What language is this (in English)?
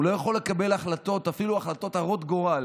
Hebrew